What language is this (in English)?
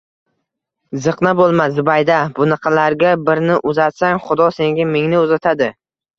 Uzbek